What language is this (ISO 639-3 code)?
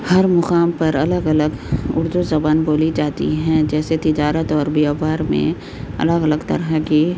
urd